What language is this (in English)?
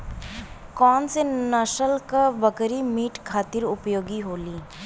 Bhojpuri